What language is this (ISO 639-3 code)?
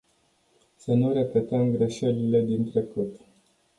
ron